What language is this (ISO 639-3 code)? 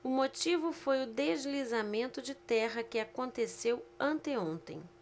por